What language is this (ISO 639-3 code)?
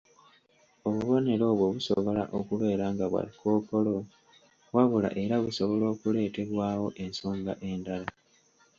lug